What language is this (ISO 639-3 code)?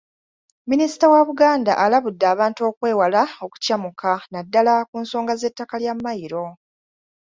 lug